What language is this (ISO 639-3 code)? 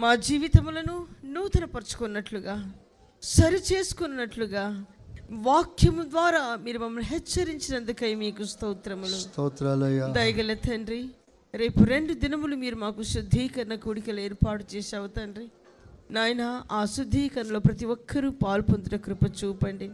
tel